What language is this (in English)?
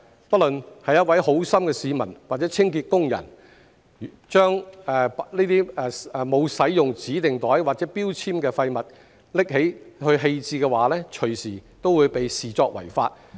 Cantonese